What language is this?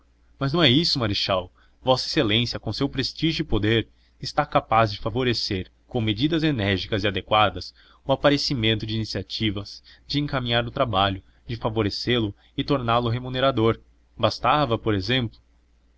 Portuguese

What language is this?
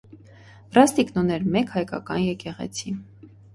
Armenian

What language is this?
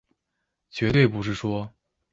Chinese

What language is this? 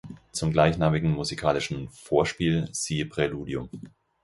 German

